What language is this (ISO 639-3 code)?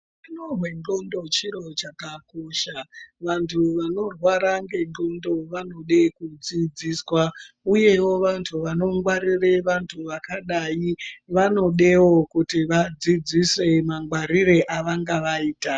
ndc